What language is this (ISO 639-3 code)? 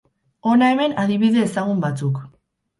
eus